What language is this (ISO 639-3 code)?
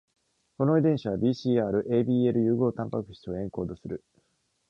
jpn